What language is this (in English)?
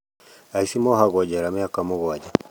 Kikuyu